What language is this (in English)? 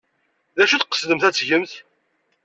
Kabyle